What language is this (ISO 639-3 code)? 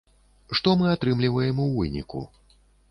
bel